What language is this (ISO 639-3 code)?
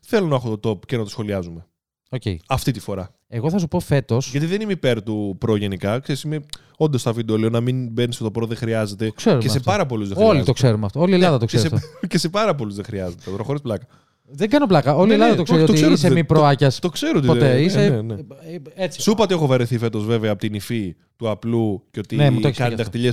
ell